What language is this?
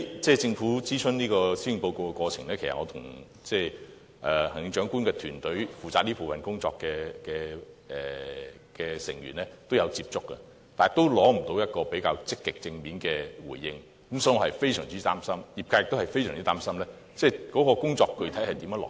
Cantonese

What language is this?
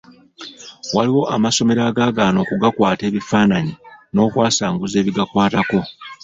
Ganda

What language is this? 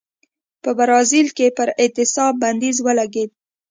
Pashto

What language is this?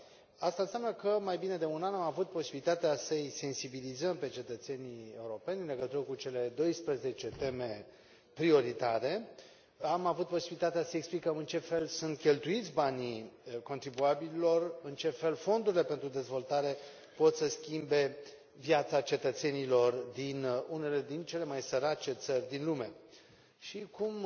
Romanian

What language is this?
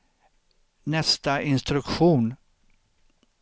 Swedish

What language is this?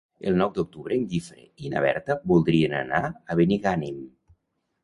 Catalan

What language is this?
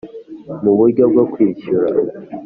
Kinyarwanda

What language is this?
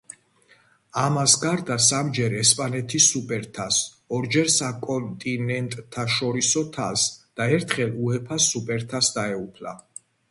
Georgian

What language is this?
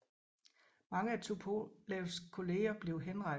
Danish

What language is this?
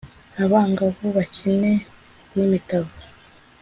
Kinyarwanda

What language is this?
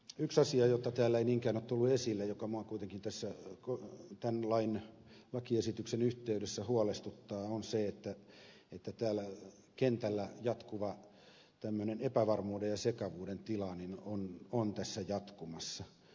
Finnish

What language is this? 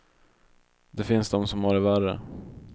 Swedish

